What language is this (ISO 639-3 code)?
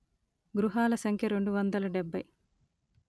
tel